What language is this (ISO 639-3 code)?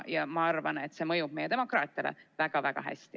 est